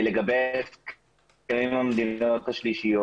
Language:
Hebrew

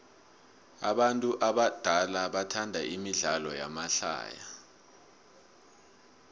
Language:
South Ndebele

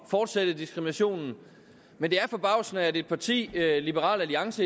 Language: Danish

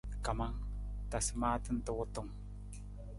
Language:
Nawdm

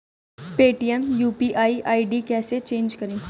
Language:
Hindi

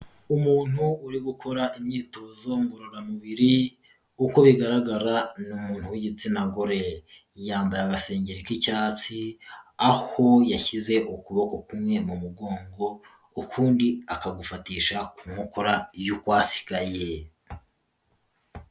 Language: Kinyarwanda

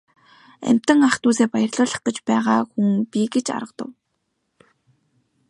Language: Mongolian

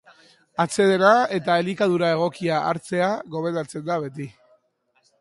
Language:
Basque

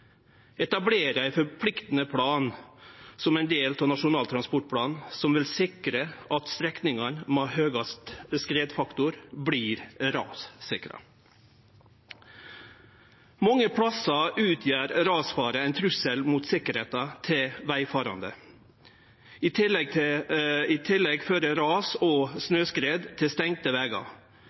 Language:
Norwegian Nynorsk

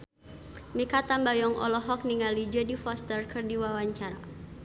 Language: Sundanese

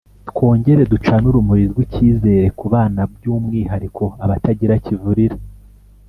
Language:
Kinyarwanda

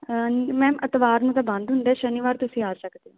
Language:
Punjabi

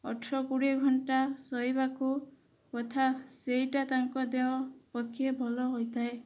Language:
Odia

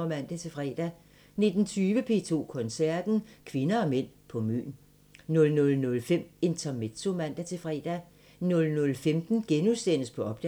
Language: Danish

